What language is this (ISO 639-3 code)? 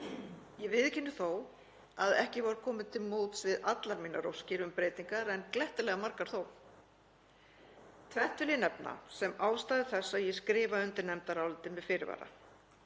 isl